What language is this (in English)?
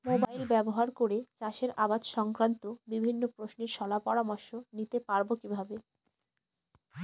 Bangla